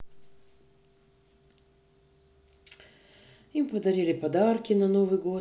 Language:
Russian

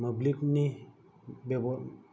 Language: Bodo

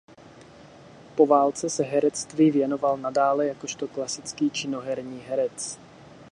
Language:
Czech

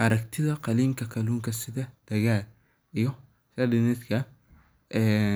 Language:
Somali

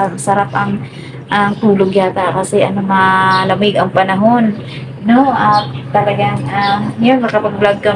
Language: Filipino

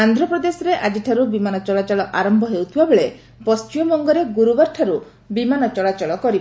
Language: Odia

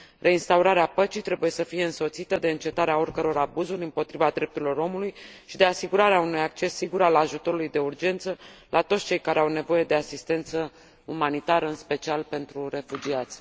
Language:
Romanian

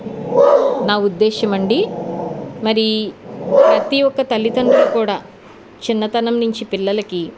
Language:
Telugu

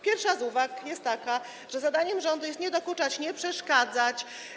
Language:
Polish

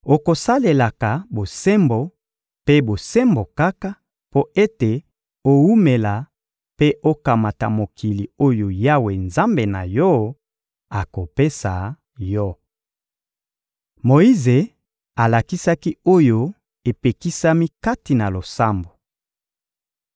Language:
Lingala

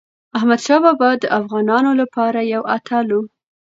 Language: Pashto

